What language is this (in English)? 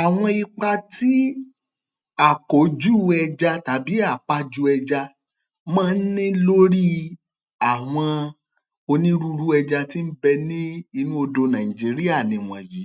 Yoruba